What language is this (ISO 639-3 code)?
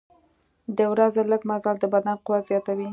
pus